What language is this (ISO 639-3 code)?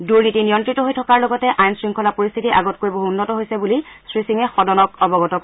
asm